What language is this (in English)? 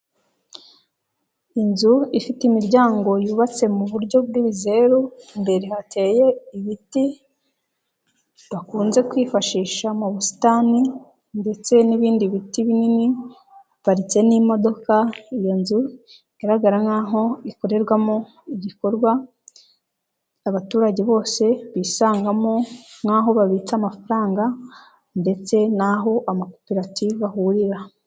Kinyarwanda